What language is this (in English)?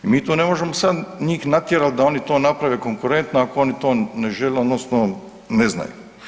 Croatian